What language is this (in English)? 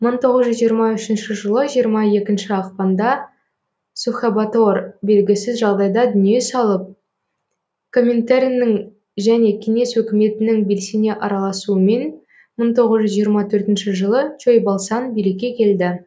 Kazakh